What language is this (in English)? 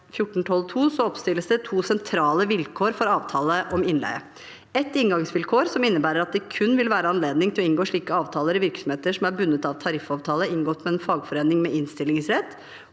Norwegian